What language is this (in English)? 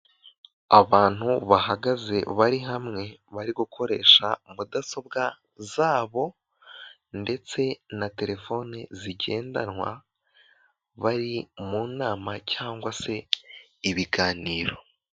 Kinyarwanda